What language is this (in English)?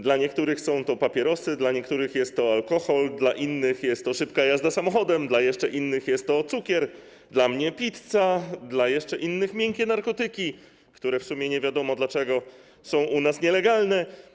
Polish